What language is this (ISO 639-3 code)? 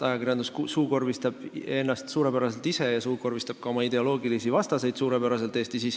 est